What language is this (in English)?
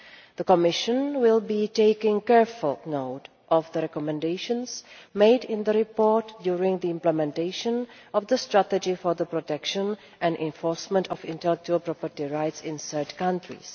English